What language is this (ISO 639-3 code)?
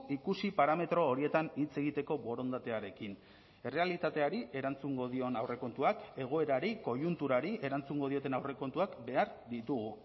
eus